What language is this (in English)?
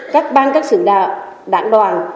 Vietnamese